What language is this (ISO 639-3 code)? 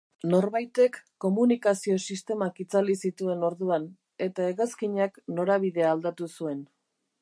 eus